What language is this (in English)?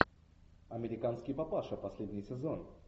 Russian